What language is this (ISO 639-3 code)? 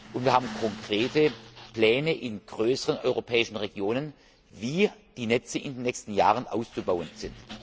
deu